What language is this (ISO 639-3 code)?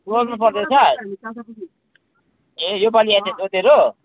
nep